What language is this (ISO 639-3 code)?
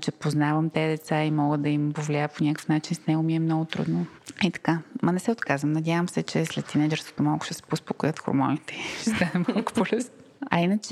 bul